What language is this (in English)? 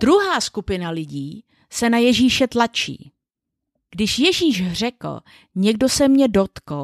Czech